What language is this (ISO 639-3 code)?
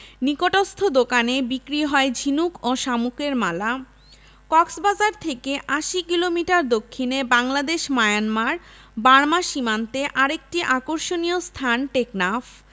ben